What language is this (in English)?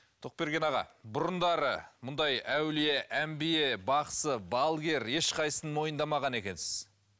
Kazakh